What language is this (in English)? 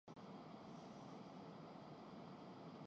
Urdu